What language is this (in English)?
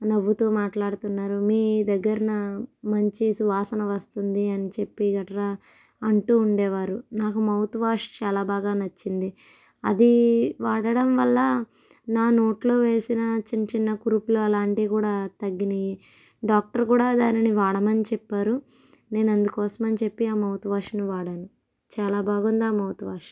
Telugu